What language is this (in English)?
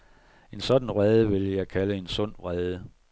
Danish